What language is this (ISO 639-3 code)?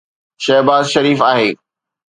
snd